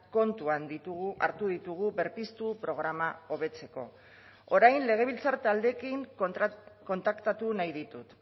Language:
Basque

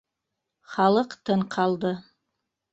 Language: Bashkir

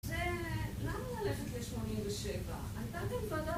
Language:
Hebrew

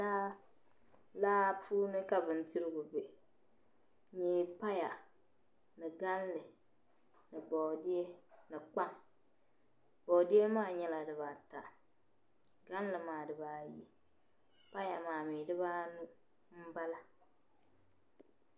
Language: Dagbani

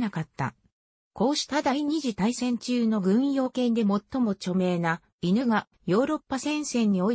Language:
Japanese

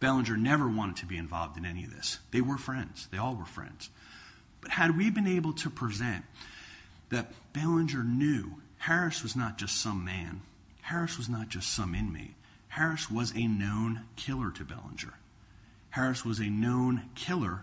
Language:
English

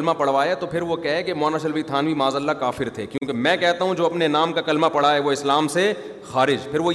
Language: Urdu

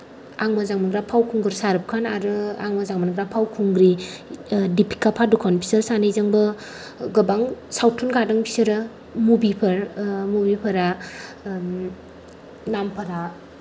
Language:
Bodo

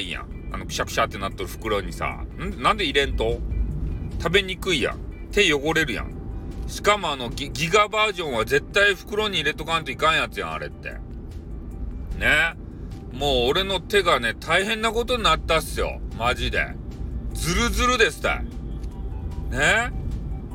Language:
Japanese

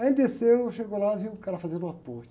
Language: Portuguese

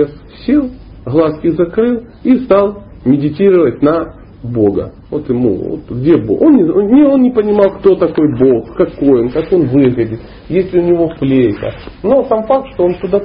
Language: Russian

